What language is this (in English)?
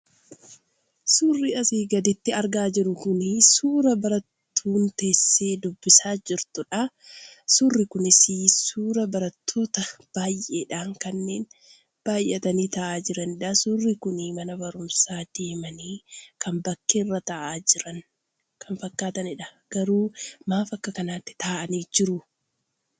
Oromo